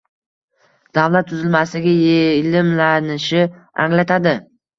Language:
Uzbek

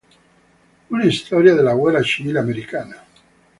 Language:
Italian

